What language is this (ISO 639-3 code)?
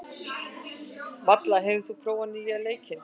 isl